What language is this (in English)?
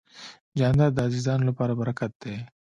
Pashto